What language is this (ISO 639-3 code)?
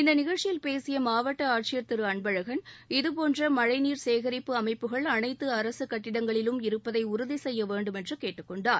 tam